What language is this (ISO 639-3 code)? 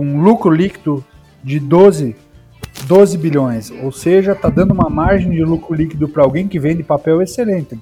por